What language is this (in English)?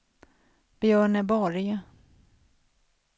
Swedish